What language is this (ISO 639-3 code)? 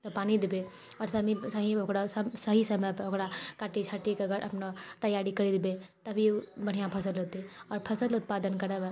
mai